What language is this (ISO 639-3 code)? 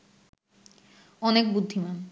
ben